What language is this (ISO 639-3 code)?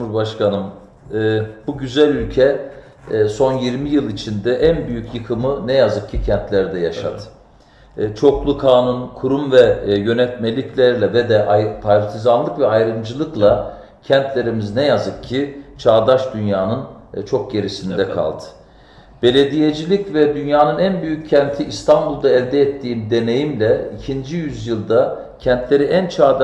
tur